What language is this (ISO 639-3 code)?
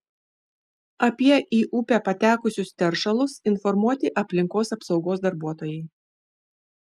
lit